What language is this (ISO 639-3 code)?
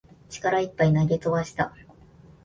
jpn